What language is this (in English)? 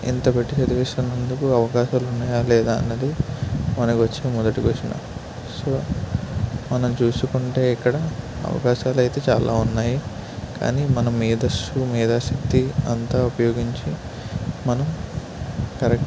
Telugu